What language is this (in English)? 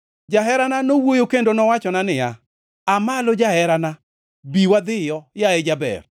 Luo (Kenya and Tanzania)